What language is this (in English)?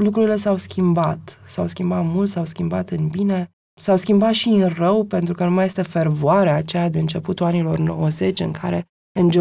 Romanian